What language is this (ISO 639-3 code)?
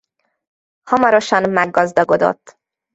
hun